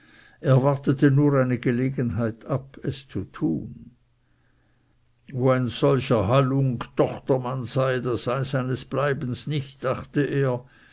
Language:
German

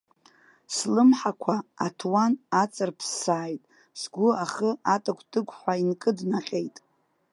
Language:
Abkhazian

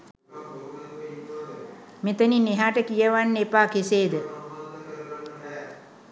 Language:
Sinhala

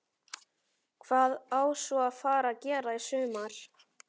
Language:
Icelandic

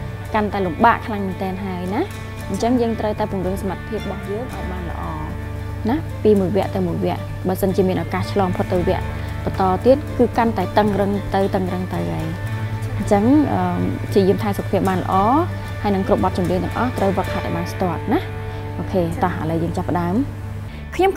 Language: Thai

